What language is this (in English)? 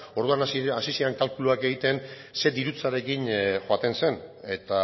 Basque